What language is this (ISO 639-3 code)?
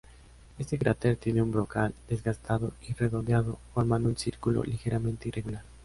spa